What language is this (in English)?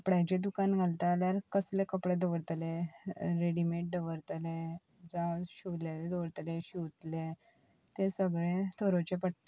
Konkani